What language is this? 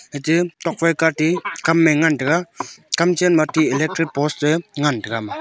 Wancho Naga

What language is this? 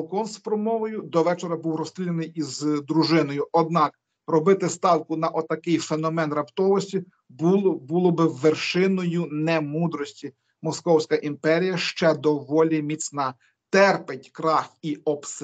Ukrainian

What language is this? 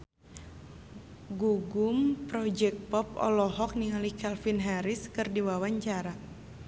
Sundanese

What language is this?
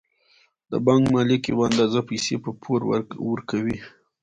Pashto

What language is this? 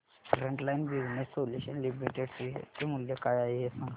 Marathi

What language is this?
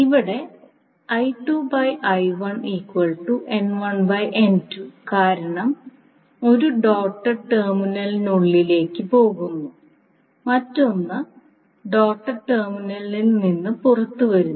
Malayalam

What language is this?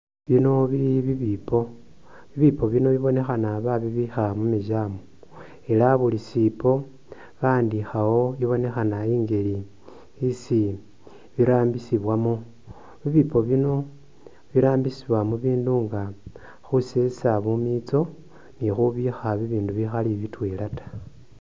Masaaba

